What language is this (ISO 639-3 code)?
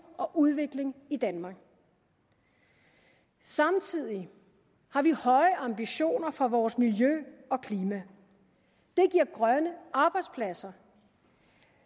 dan